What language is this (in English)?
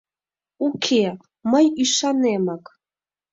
Mari